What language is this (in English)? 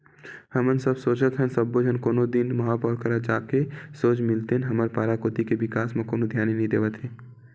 Chhattisgarhi